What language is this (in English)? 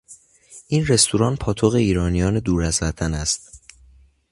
Persian